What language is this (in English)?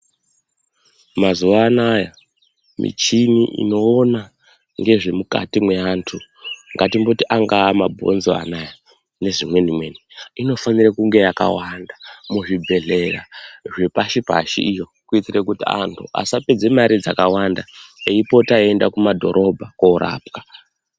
Ndau